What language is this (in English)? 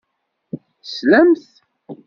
Kabyle